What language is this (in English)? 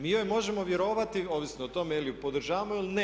Croatian